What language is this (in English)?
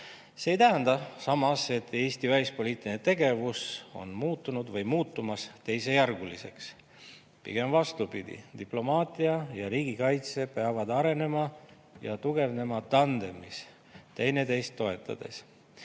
Estonian